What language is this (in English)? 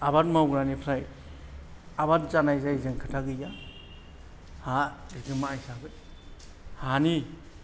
Bodo